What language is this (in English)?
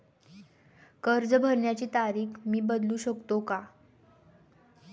Marathi